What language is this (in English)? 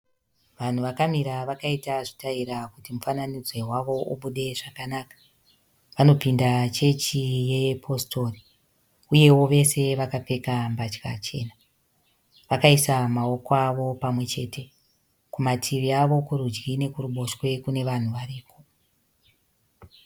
Shona